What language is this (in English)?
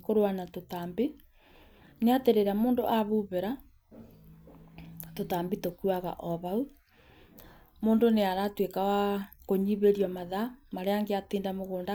Kikuyu